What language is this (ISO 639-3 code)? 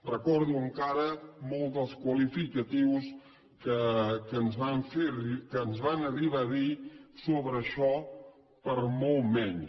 cat